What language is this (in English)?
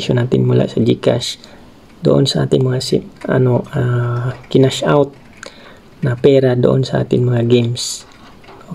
Filipino